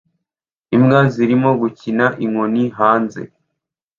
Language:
Kinyarwanda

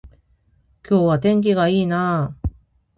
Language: Japanese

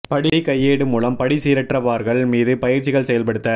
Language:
Tamil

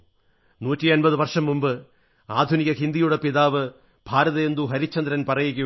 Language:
Malayalam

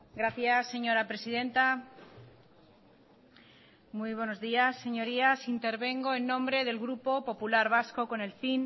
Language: Spanish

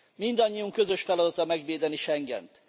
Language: Hungarian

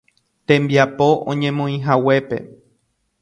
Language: Guarani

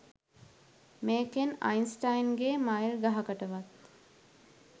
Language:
Sinhala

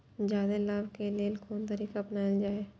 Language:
Maithili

